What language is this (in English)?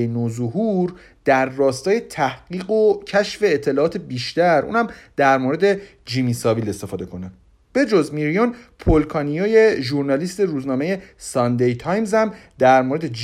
Persian